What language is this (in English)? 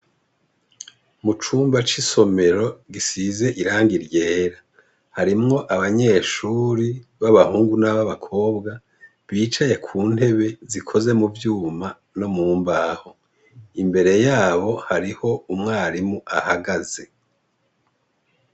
Rundi